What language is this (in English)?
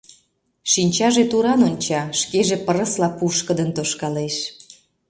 Mari